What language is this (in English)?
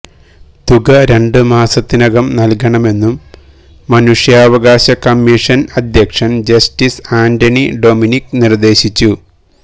Malayalam